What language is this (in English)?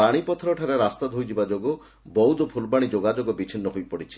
Odia